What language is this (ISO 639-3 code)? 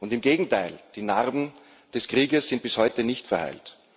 deu